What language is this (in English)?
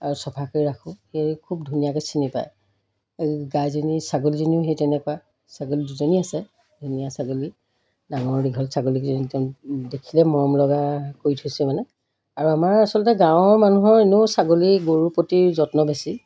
Assamese